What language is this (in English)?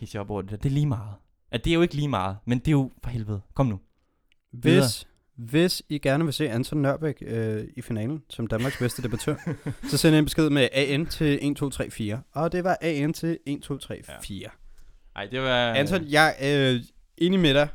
Danish